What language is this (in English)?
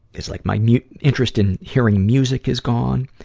English